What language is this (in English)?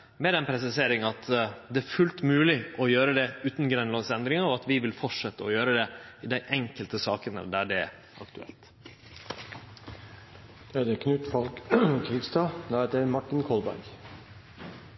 Norwegian